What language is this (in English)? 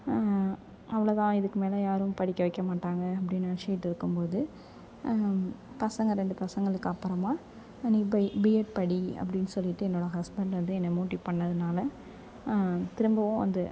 Tamil